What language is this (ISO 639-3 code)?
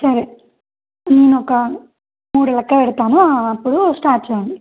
tel